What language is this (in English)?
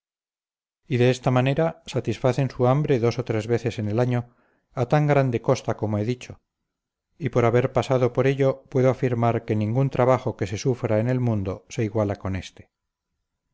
Spanish